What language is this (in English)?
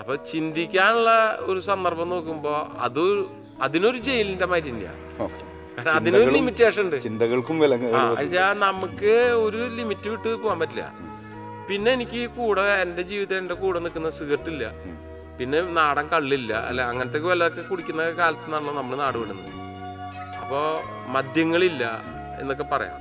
Malayalam